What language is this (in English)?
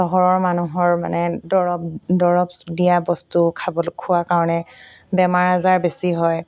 Assamese